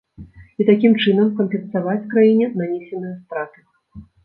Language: Belarusian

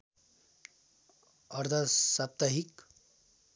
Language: Nepali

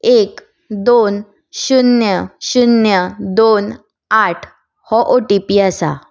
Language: Konkani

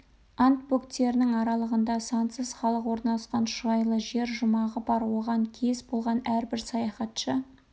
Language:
Kazakh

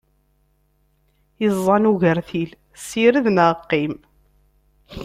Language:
Kabyle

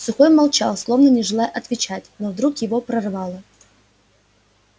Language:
Russian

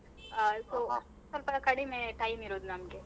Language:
Kannada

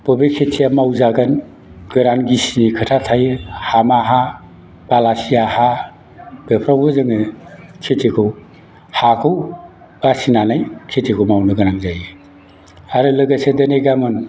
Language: Bodo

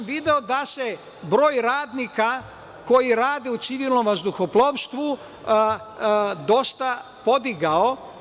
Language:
Serbian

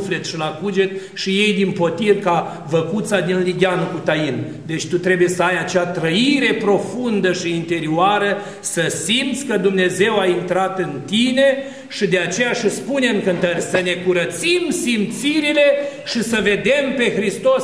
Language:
Romanian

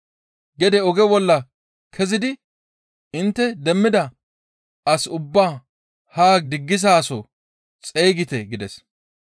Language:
Gamo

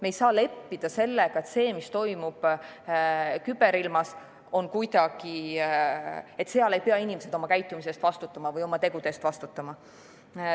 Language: Estonian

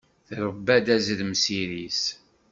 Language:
Kabyle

